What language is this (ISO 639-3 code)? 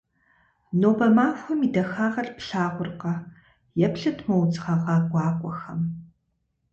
kbd